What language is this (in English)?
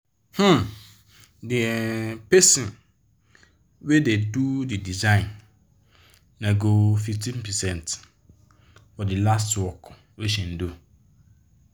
Nigerian Pidgin